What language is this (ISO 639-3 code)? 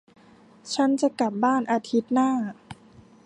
tha